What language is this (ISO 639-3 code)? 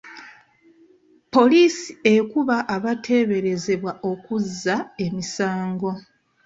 lug